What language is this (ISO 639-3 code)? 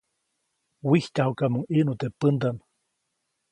zoc